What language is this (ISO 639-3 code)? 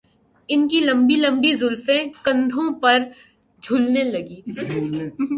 urd